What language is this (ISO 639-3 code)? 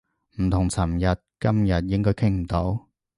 yue